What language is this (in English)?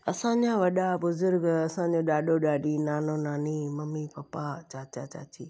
Sindhi